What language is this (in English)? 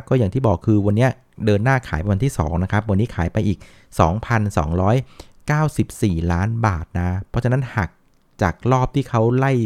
Thai